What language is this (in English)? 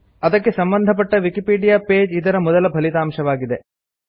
Kannada